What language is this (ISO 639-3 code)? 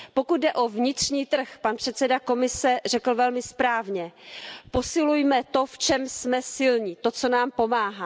ces